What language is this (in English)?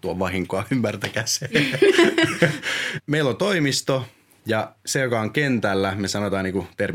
Finnish